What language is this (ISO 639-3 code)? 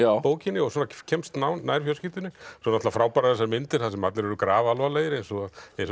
isl